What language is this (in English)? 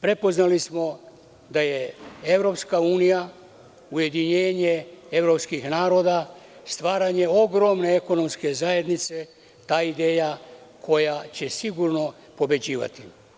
Serbian